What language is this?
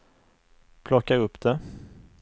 Swedish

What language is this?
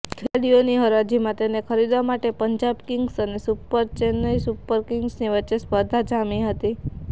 Gujarati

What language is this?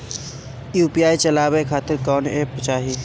Bhojpuri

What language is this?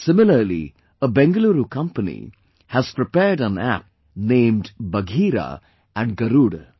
English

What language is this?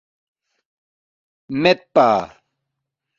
Balti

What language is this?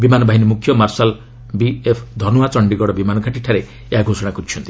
Odia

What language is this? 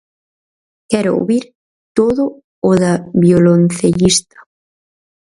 Galician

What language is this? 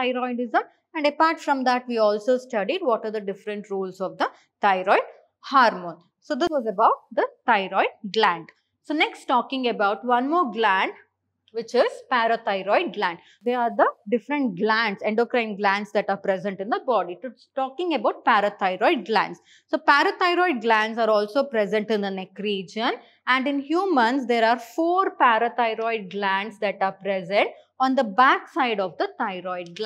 English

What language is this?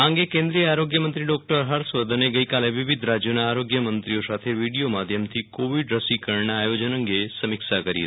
Gujarati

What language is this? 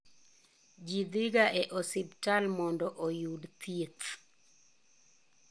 Luo (Kenya and Tanzania)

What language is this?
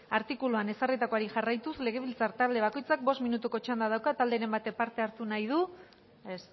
Basque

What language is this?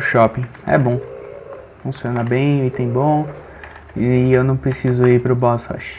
Portuguese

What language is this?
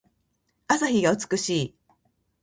Japanese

